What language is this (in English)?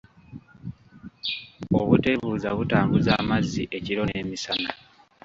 Ganda